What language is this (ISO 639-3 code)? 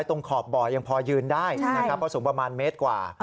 tha